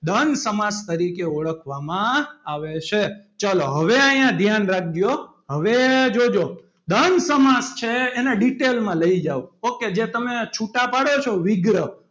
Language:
Gujarati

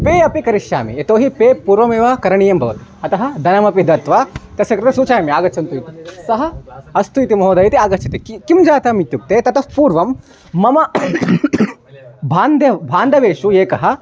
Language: Sanskrit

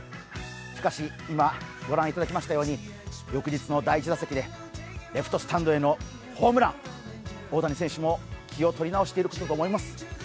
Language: Japanese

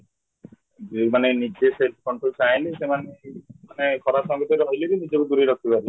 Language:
Odia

